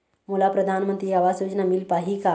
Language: Chhattisgarhi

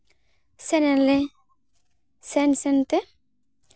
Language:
Santali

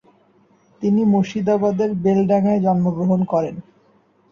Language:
Bangla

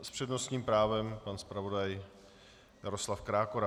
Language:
Czech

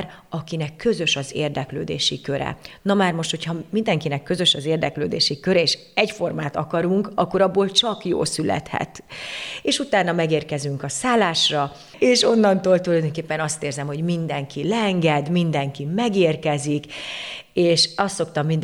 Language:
Hungarian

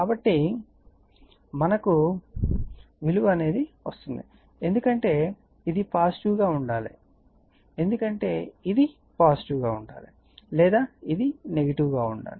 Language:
Telugu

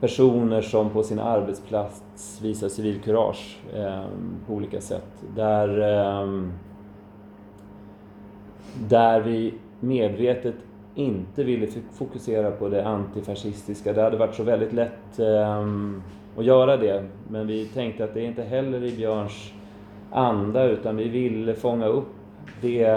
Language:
Swedish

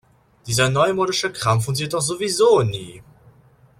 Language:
German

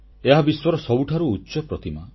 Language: Odia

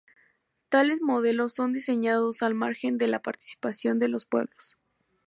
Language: Spanish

